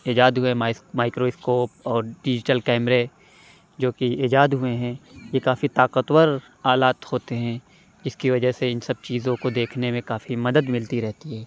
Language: Urdu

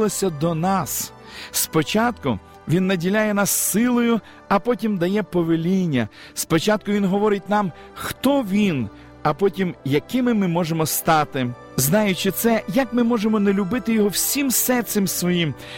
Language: Ukrainian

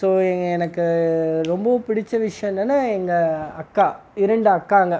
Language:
Tamil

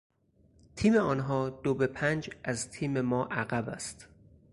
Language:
Persian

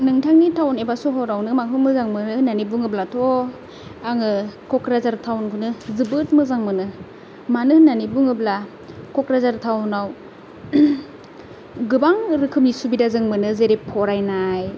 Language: Bodo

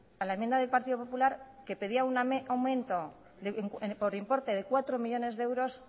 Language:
Spanish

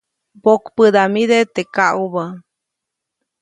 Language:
Copainalá Zoque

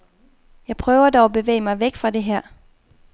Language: Danish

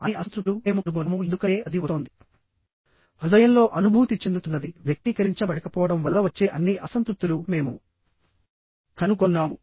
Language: Telugu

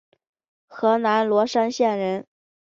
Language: Chinese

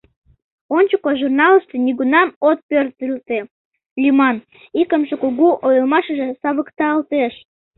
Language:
Mari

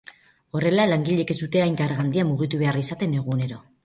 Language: Basque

